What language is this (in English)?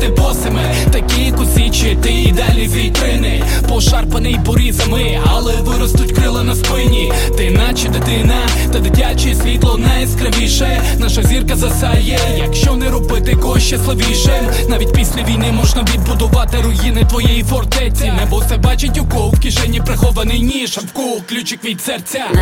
Ukrainian